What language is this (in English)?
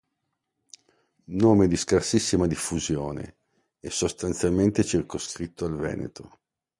Italian